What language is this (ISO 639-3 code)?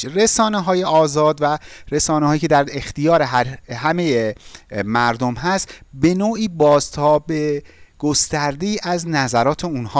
fas